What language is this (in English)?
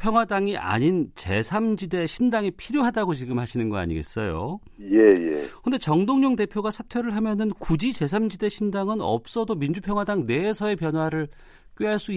Korean